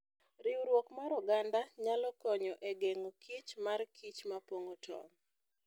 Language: Luo (Kenya and Tanzania)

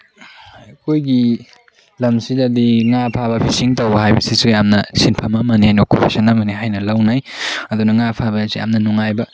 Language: Manipuri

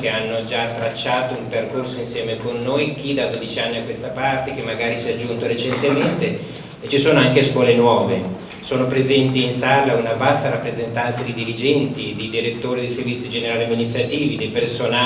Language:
Italian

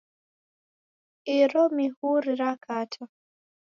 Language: Taita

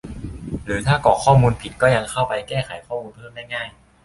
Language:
Thai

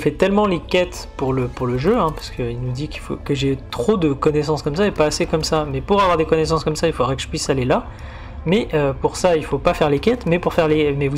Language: French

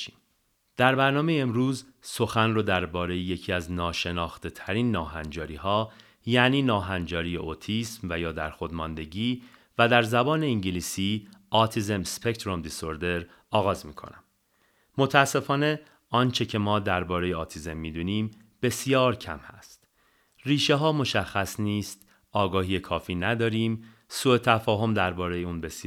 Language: Persian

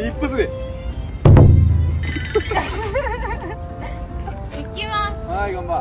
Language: Japanese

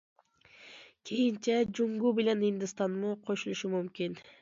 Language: Uyghur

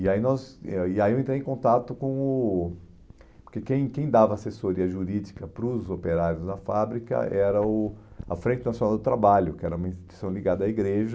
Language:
Portuguese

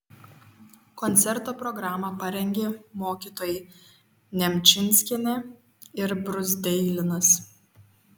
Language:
Lithuanian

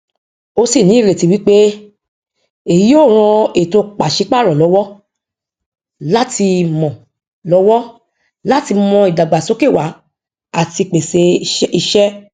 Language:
Yoruba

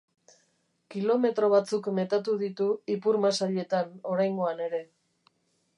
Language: Basque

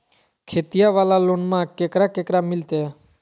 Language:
Magahi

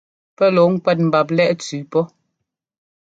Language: Ngomba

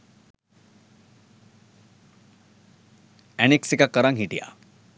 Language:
Sinhala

